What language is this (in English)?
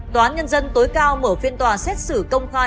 Vietnamese